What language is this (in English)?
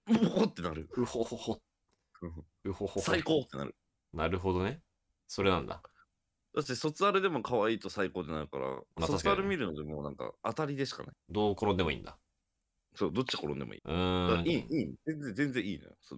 Japanese